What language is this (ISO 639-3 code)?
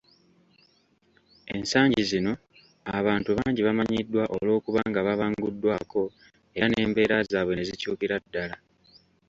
lug